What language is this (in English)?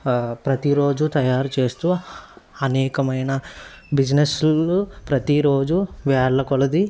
Telugu